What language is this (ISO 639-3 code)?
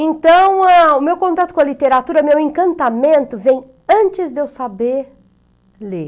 por